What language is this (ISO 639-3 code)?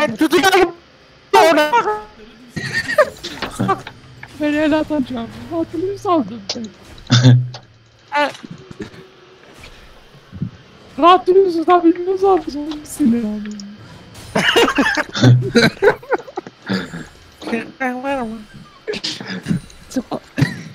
tur